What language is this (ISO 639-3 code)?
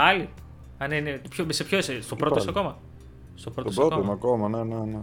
ell